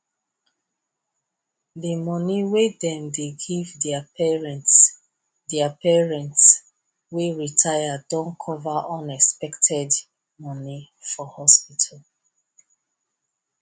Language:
Nigerian Pidgin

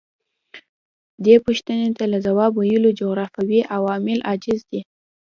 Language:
Pashto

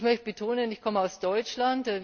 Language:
German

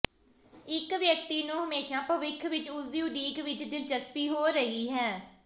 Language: Punjabi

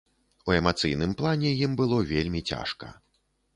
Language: Belarusian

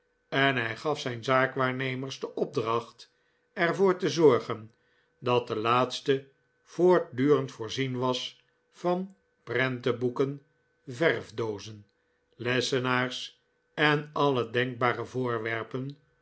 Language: Dutch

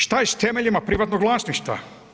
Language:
Croatian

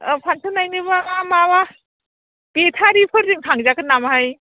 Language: Bodo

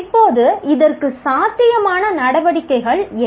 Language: Tamil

